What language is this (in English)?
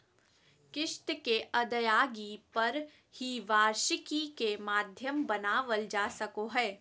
Magahi